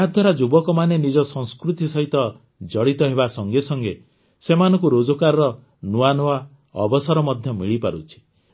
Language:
Odia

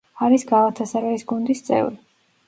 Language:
Georgian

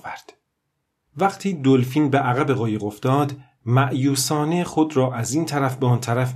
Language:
Persian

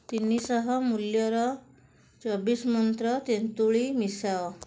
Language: Odia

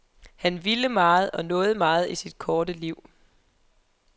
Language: Danish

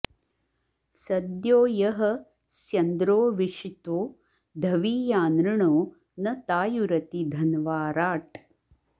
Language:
Sanskrit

